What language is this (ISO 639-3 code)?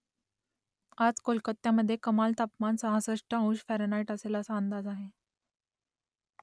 mar